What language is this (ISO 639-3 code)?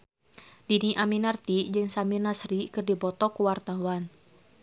sun